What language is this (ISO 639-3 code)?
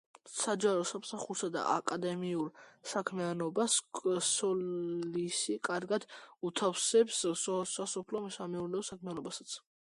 kat